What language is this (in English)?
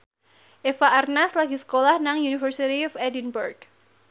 Javanese